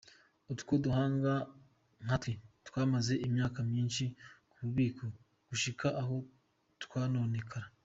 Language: Kinyarwanda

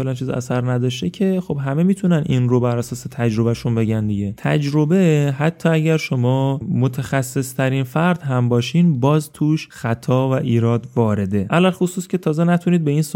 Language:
Persian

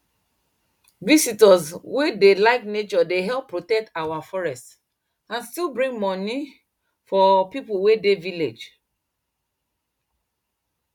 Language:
Nigerian Pidgin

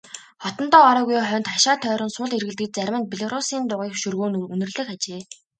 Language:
Mongolian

